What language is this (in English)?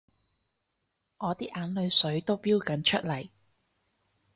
Cantonese